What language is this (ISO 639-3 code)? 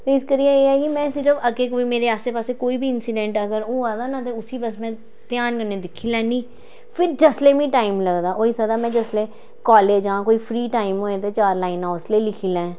doi